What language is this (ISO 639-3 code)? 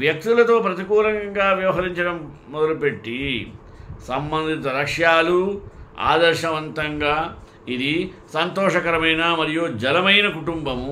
tel